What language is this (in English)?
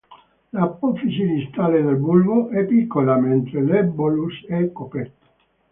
Italian